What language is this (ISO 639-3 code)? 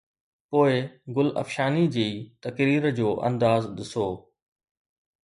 snd